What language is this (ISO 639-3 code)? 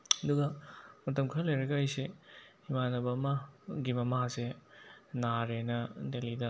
mni